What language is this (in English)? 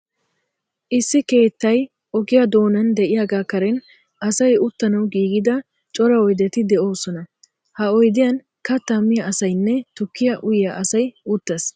Wolaytta